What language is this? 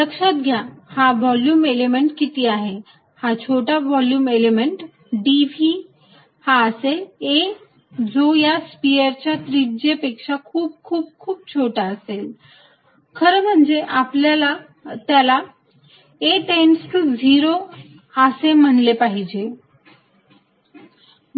Marathi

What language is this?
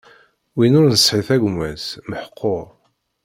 Kabyle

